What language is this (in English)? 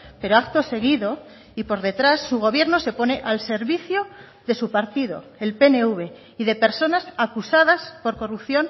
Spanish